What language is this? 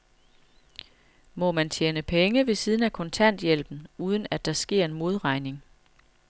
Danish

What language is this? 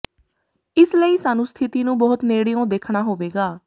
Punjabi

